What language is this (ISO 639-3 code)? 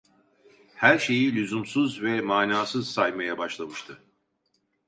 tur